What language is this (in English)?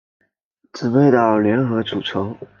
Chinese